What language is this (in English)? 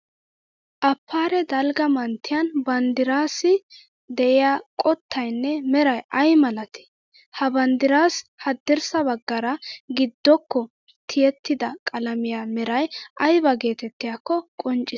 Wolaytta